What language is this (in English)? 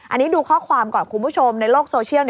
Thai